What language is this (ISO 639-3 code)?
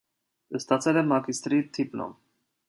hye